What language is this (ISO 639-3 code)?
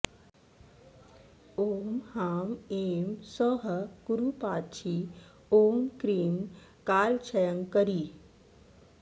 san